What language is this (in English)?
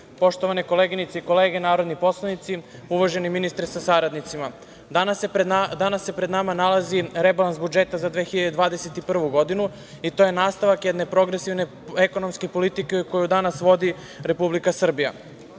Serbian